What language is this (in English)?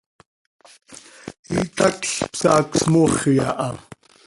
Seri